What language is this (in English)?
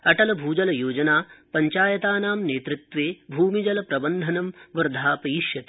Sanskrit